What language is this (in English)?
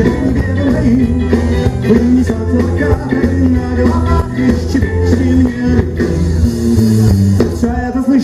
Greek